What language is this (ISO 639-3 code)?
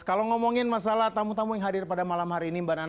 ind